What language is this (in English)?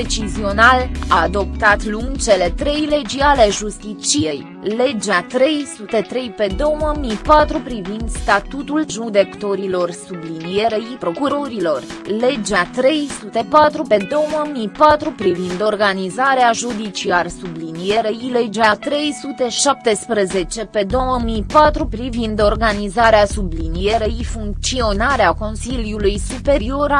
Romanian